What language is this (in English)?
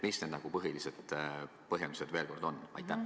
Estonian